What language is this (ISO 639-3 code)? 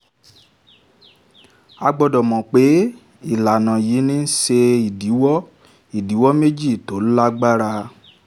yor